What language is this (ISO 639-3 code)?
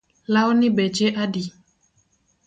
luo